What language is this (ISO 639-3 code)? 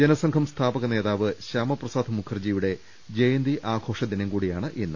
mal